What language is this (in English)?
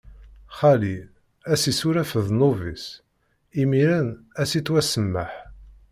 Kabyle